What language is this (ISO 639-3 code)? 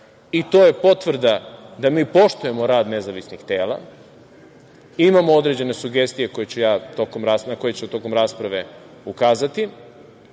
srp